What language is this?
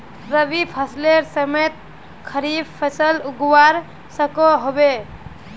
Magahi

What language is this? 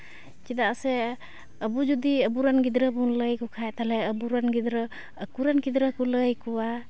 Santali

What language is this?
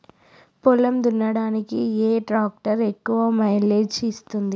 Telugu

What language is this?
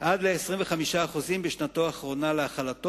Hebrew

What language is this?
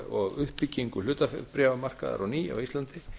Icelandic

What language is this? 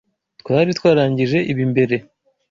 Kinyarwanda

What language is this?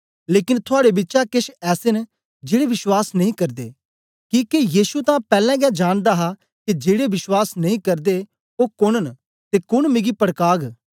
Dogri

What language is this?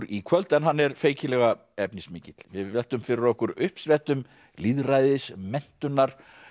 Icelandic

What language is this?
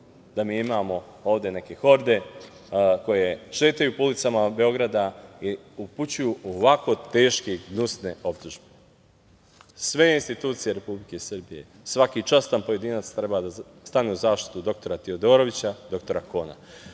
Serbian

